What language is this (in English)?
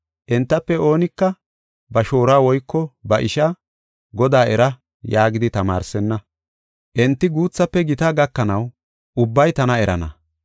Gofa